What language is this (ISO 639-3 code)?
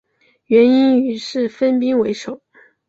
zho